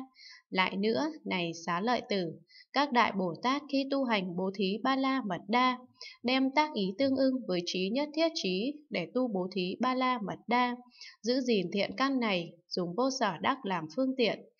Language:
Vietnamese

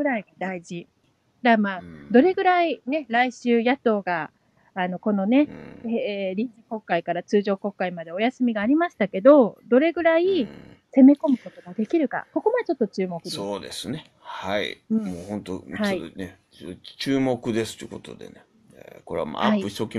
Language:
Japanese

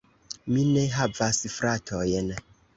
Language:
Esperanto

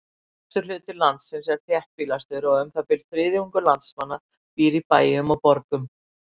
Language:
Icelandic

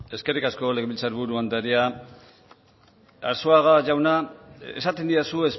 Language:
Basque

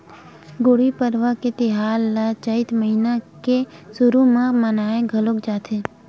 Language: Chhattisgarhi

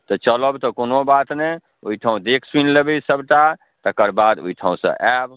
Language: Maithili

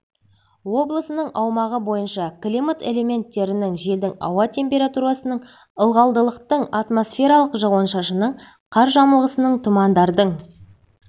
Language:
Kazakh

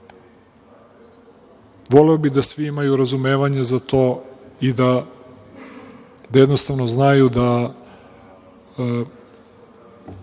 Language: Serbian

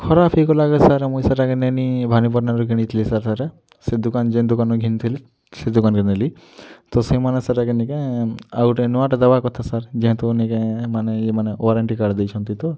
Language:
Odia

